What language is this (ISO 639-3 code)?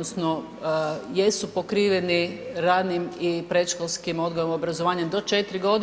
hrv